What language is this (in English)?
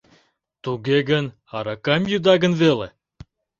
Mari